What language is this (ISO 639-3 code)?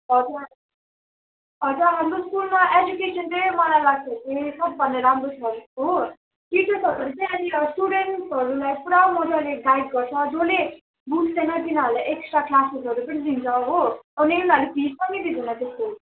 nep